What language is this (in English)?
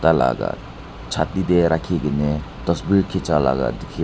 Naga Pidgin